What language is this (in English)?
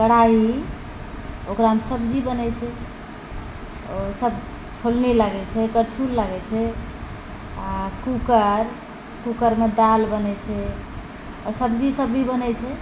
Maithili